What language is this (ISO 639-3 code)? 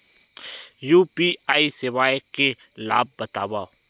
hne